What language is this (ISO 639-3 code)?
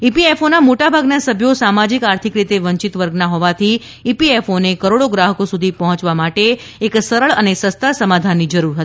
guj